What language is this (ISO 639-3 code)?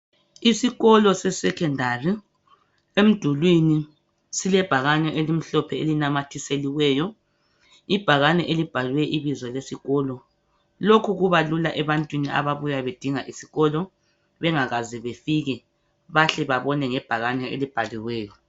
nde